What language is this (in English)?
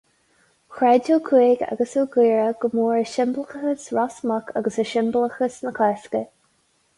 Irish